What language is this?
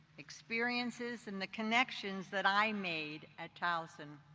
English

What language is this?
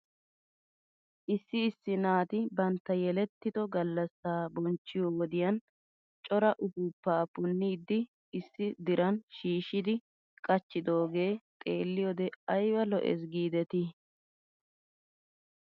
Wolaytta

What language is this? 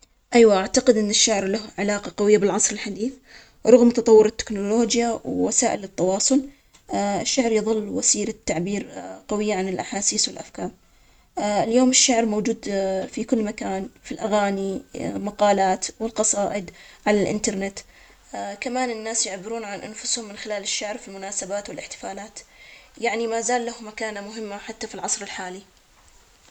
Omani Arabic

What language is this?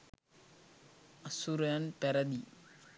Sinhala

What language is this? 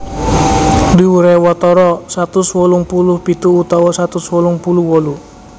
Javanese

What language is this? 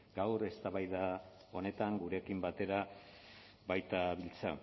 Basque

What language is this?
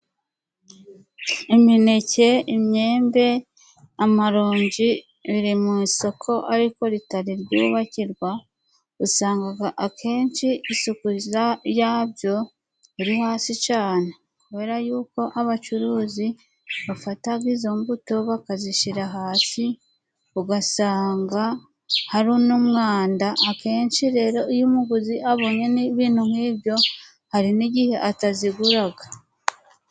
Kinyarwanda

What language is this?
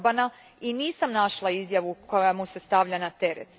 Croatian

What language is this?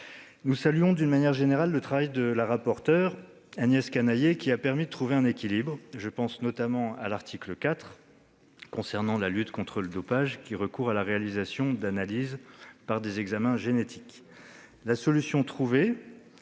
French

